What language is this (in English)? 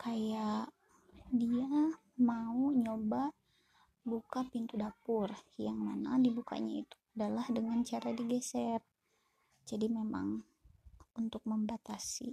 Indonesian